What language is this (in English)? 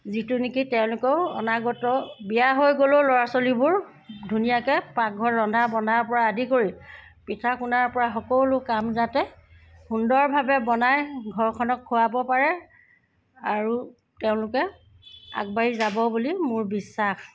Assamese